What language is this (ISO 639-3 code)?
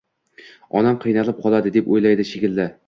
uzb